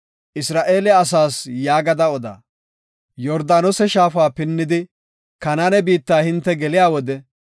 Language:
Gofa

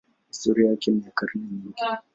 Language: Swahili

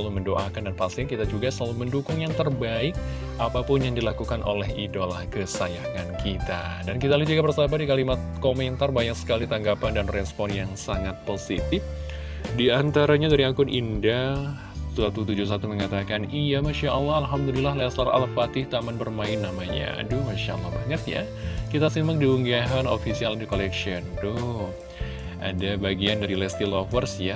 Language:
Indonesian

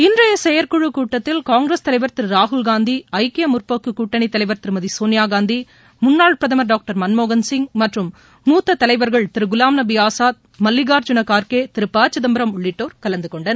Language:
Tamil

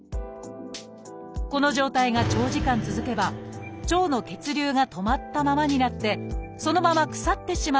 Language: Japanese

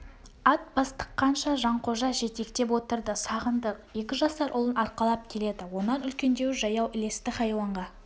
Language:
Kazakh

